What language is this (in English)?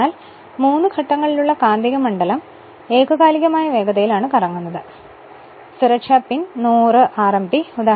Malayalam